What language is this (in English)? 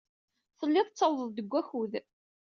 Kabyle